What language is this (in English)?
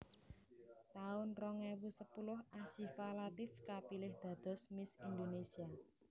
Javanese